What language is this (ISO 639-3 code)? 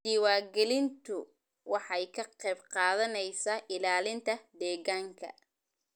som